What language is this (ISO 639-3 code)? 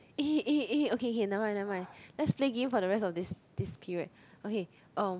eng